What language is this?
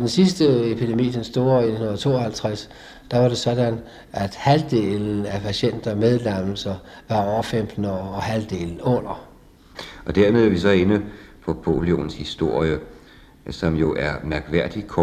Danish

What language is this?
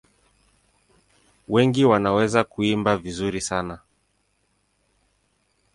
Swahili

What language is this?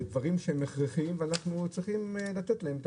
Hebrew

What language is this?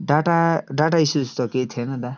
Nepali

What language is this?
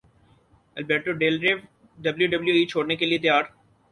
Urdu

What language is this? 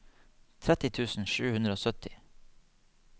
Norwegian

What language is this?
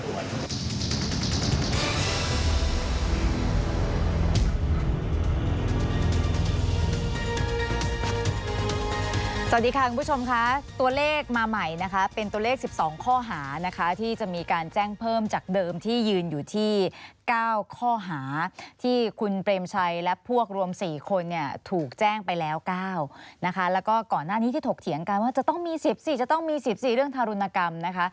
Thai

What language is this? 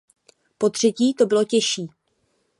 Czech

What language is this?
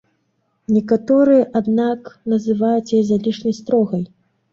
Belarusian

